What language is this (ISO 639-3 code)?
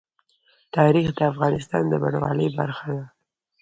pus